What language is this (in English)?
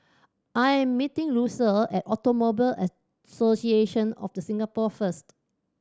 English